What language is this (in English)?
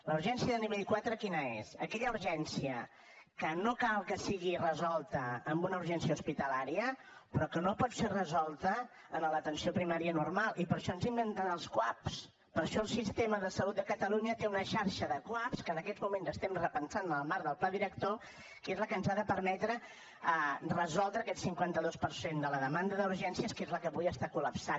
Catalan